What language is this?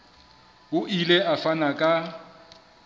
Southern Sotho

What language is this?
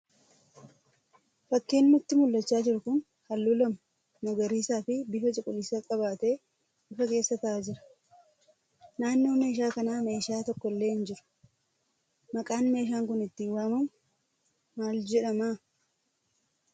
Oromo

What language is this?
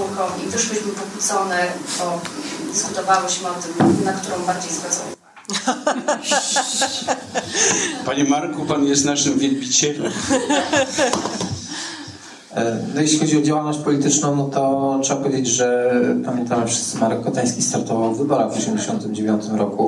Polish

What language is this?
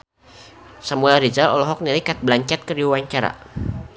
Sundanese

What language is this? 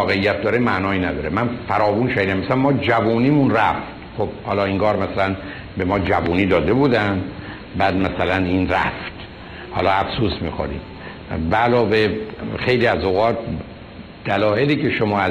Persian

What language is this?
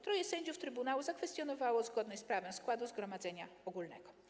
Polish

